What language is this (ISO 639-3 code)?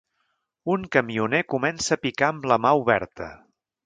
cat